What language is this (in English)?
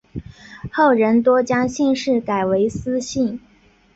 Chinese